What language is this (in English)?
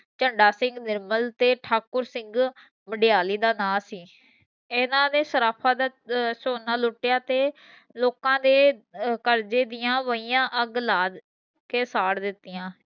Punjabi